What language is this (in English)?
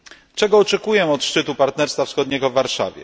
Polish